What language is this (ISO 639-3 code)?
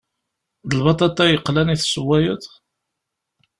kab